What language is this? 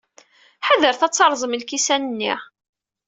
Kabyle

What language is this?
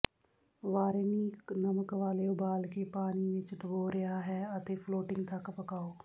Punjabi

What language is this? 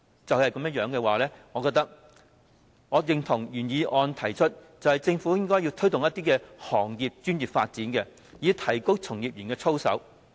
Cantonese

